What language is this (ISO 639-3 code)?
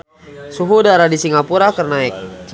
sun